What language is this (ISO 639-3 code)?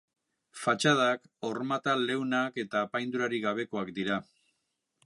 eus